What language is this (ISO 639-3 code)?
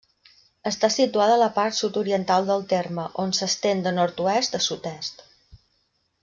cat